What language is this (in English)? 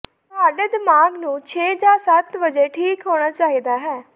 Punjabi